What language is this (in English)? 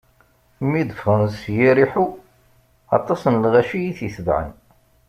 Kabyle